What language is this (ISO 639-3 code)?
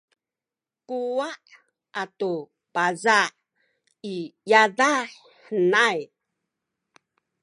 szy